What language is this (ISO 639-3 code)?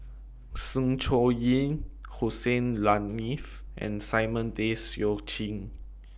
eng